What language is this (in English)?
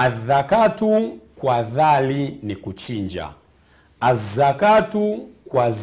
Swahili